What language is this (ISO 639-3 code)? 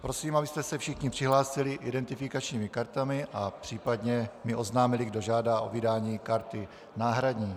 ces